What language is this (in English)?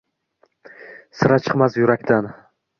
Uzbek